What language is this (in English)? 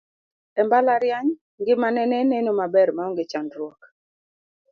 Luo (Kenya and Tanzania)